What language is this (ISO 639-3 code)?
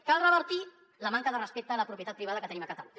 cat